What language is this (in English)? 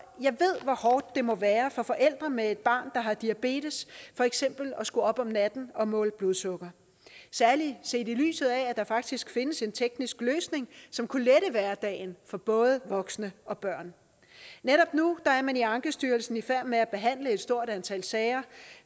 Danish